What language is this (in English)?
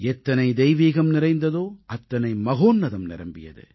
Tamil